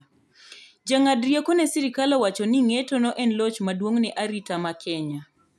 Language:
Luo (Kenya and Tanzania)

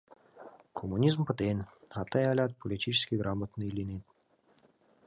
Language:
Mari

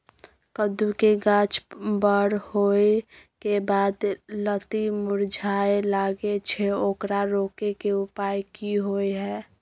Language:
Maithili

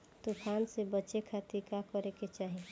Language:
Bhojpuri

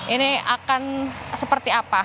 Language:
Indonesian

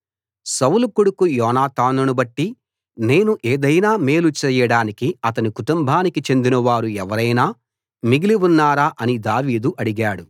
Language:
Telugu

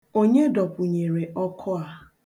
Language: Igbo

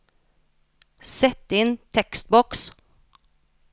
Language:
Norwegian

